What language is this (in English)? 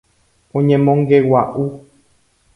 Guarani